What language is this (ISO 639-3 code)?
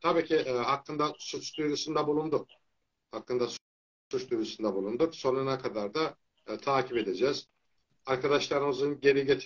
tur